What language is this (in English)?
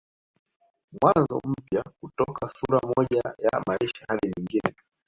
Swahili